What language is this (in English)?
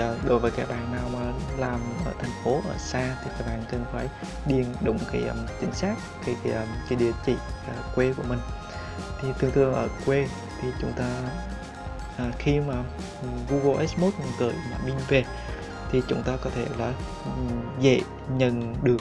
Vietnamese